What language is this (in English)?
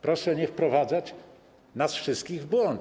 Polish